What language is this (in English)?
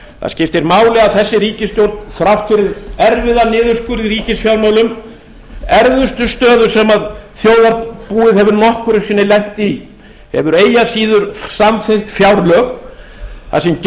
Icelandic